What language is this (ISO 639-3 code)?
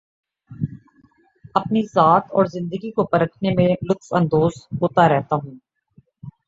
urd